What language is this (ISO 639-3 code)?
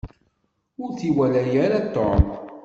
kab